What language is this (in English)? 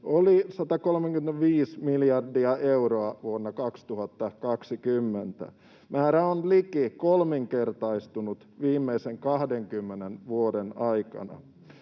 Finnish